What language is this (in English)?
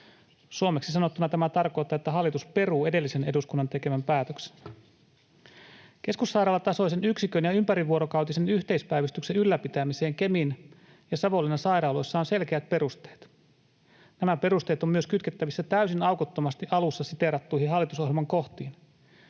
Finnish